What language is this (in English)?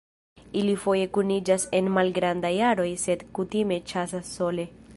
Esperanto